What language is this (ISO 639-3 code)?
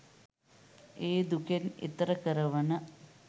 sin